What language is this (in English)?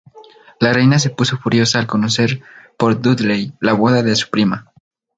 Spanish